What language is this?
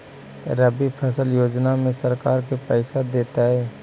Magahi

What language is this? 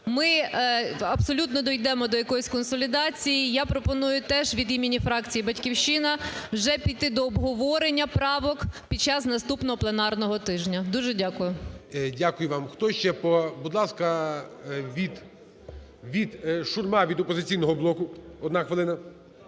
Ukrainian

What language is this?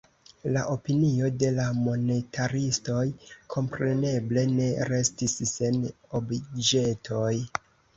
Esperanto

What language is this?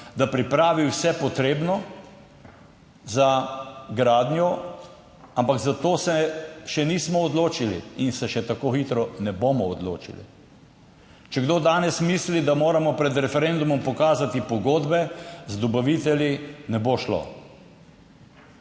Slovenian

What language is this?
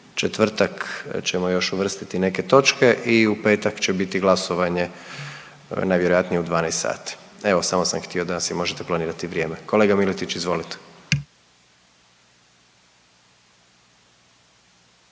Croatian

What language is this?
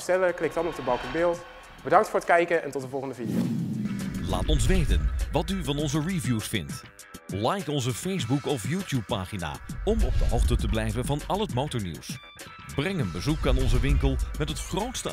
Dutch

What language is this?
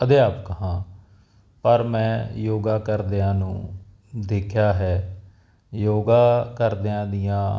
Punjabi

